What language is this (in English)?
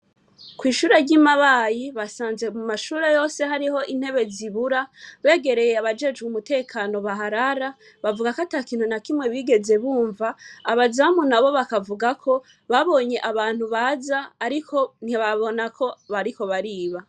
Rundi